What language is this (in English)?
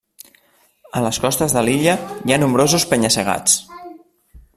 Catalan